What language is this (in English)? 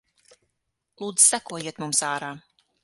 Latvian